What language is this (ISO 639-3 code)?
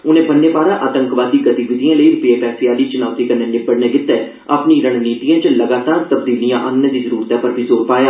doi